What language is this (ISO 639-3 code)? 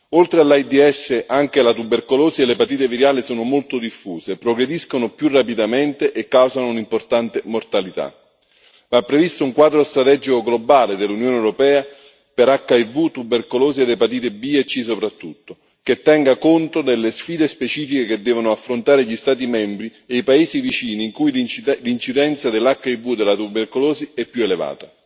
ita